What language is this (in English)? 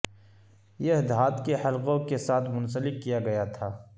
Urdu